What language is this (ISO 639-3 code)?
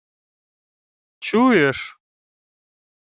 ukr